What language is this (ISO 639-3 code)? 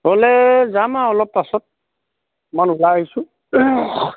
asm